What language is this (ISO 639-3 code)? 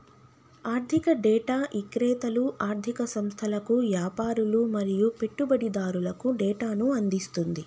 tel